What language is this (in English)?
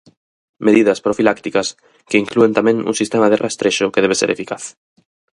Galician